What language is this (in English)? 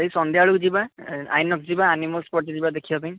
Odia